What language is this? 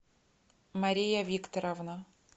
Russian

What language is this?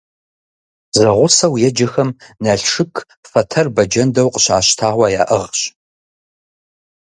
Kabardian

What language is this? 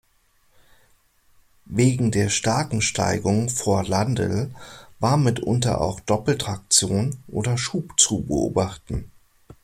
German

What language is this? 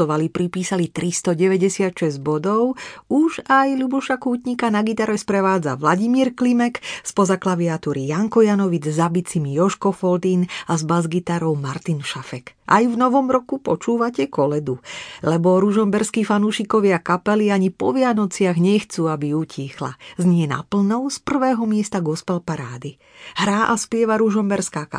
Slovak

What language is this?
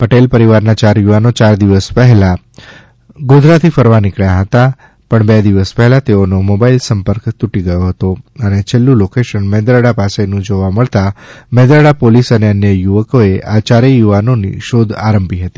Gujarati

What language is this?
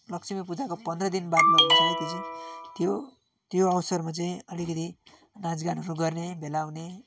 Nepali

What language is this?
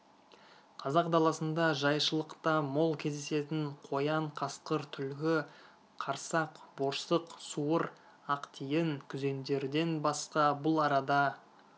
Kazakh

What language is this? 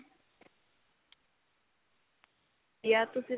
Punjabi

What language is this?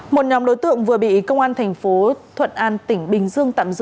Vietnamese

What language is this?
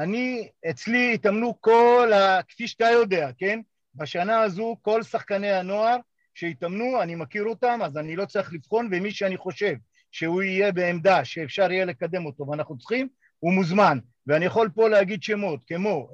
Hebrew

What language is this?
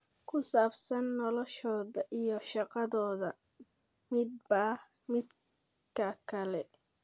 Somali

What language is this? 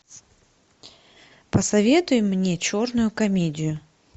Russian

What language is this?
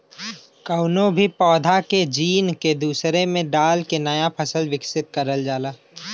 Bhojpuri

